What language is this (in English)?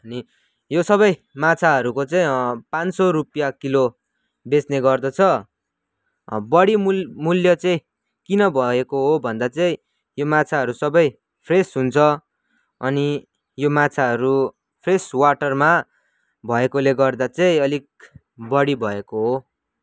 Nepali